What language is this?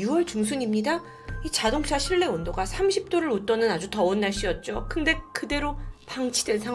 Korean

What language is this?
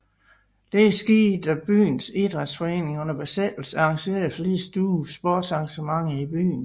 Danish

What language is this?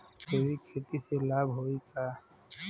Bhojpuri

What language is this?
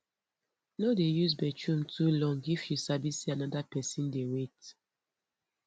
Nigerian Pidgin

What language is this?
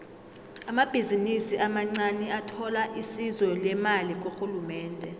South Ndebele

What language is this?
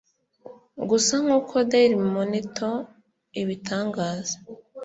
Kinyarwanda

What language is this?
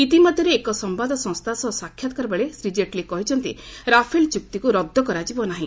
Odia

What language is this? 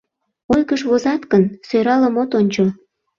Mari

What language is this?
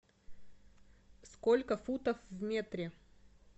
Russian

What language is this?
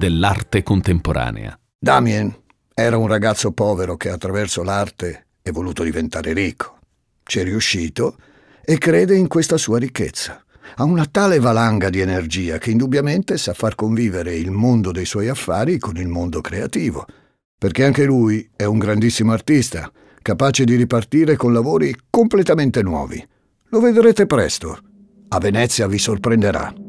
Italian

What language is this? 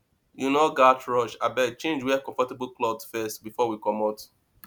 Nigerian Pidgin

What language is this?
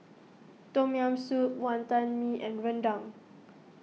English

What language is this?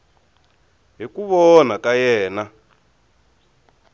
Tsonga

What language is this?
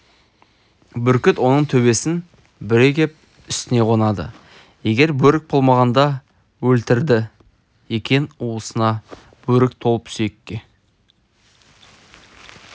Kazakh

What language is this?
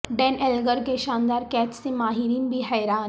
Urdu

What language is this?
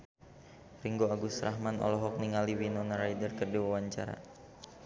Sundanese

